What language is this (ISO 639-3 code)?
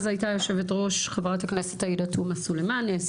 heb